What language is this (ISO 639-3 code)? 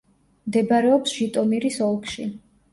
kat